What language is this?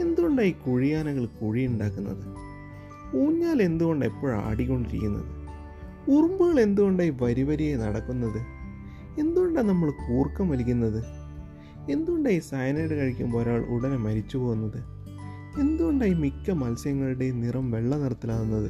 Malayalam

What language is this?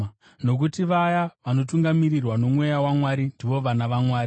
Shona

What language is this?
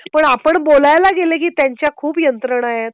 Marathi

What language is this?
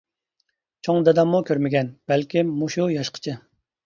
Uyghur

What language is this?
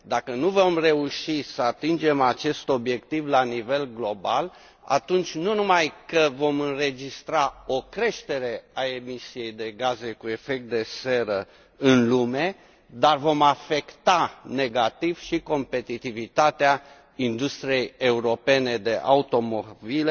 Romanian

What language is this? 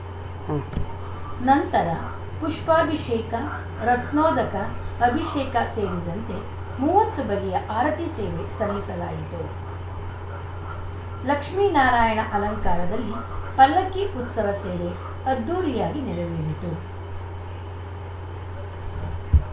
Kannada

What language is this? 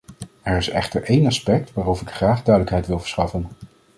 Dutch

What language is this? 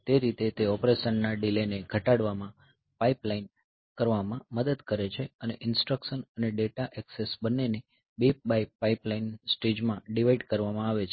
Gujarati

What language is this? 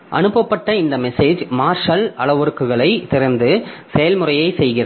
Tamil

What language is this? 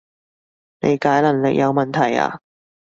Cantonese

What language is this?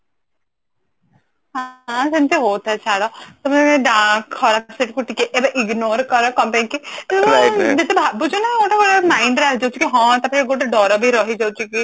Odia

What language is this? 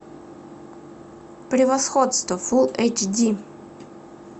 Russian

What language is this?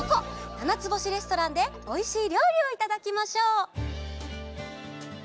Japanese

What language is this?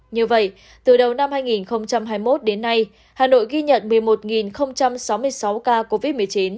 Vietnamese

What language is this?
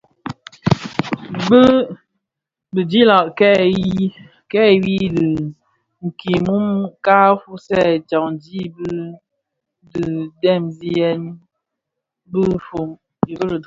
Bafia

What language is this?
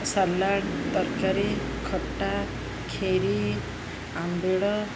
Odia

